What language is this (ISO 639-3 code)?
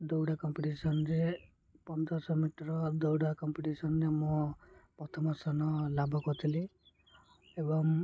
ori